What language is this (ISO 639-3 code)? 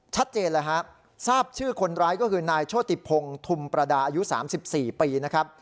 tha